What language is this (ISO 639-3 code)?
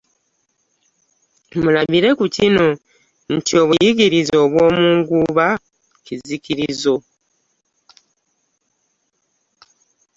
lug